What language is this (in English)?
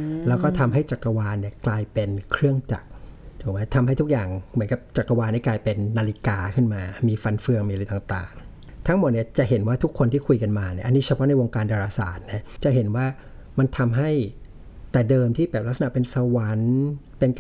Thai